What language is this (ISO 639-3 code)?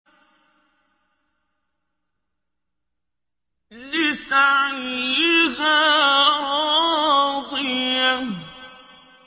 ara